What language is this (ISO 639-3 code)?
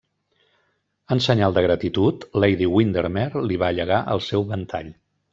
cat